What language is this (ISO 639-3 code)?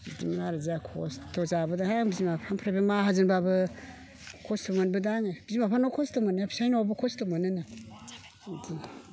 brx